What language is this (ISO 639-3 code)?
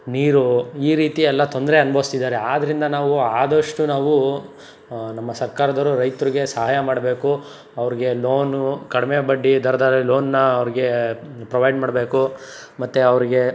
kan